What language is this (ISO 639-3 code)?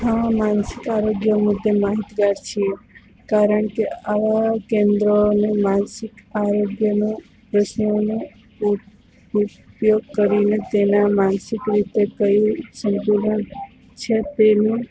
guj